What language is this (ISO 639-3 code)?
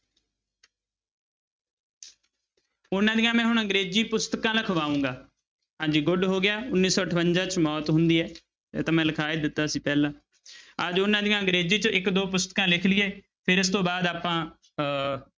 pan